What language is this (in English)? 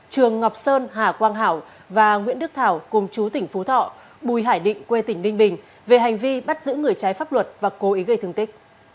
Vietnamese